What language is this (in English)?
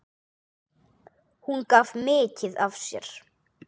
Icelandic